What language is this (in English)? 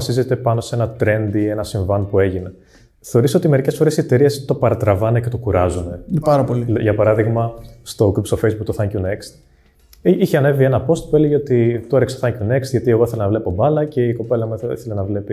Greek